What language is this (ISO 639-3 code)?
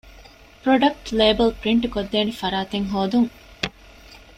div